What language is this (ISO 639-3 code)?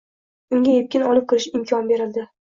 uzb